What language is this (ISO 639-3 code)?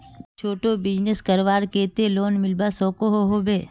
mag